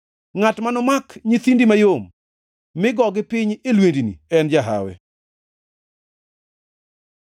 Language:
Luo (Kenya and Tanzania)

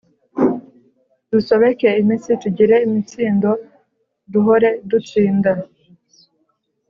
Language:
Kinyarwanda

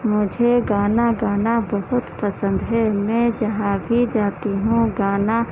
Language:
Urdu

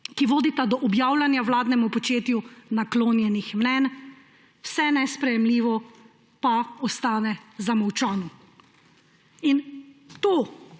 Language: Slovenian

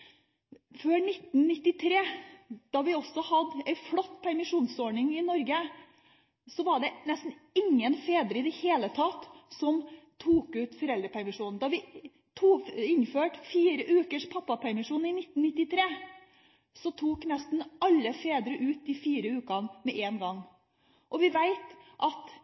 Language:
Norwegian Bokmål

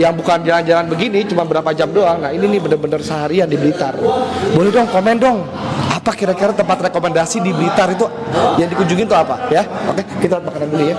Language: Indonesian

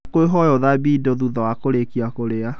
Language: Kikuyu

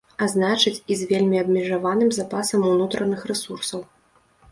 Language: Belarusian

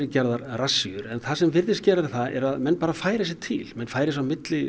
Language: Icelandic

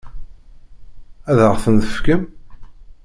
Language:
Kabyle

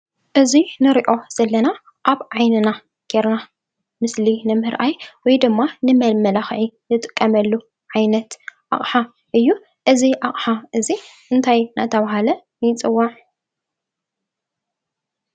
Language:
Tigrinya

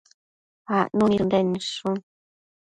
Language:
Matsés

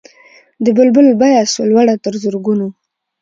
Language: Pashto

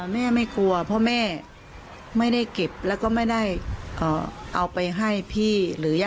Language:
Thai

